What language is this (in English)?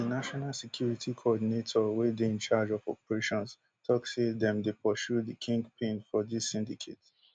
Nigerian Pidgin